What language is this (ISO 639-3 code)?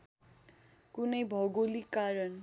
nep